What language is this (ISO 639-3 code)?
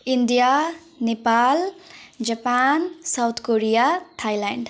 nep